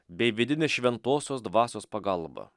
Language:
Lithuanian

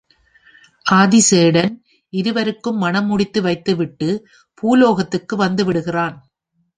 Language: Tamil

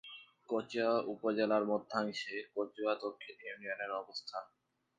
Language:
Bangla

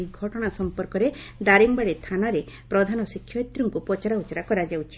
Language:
Odia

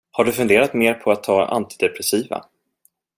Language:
Swedish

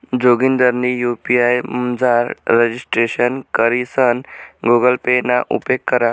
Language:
Marathi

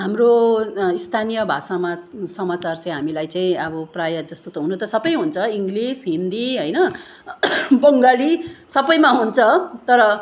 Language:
Nepali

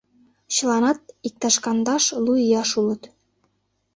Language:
Mari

